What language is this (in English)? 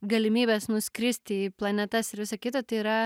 Lithuanian